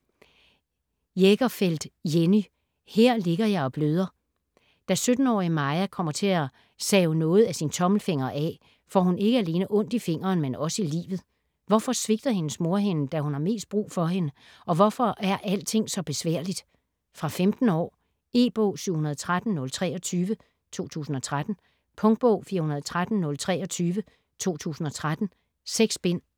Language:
Danish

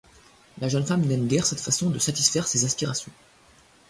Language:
French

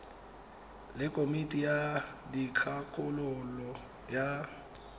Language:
Tswana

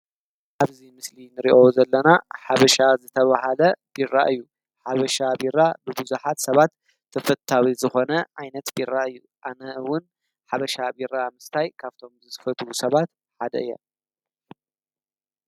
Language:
Tigrinya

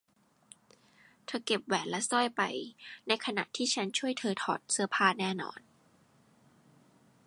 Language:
Thai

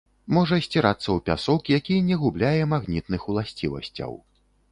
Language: Belarusian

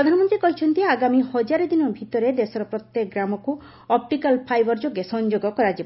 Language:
Odia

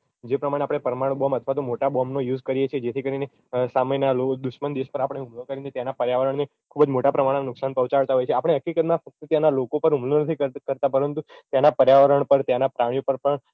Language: Gujarati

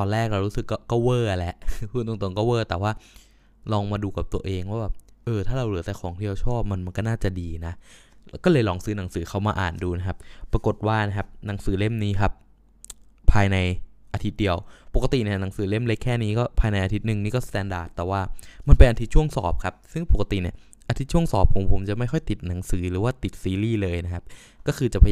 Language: Thai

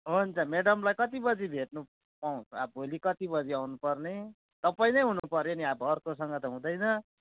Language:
Nepali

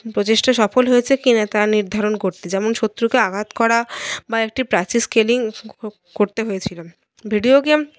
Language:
Bangla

